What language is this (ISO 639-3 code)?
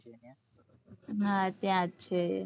guj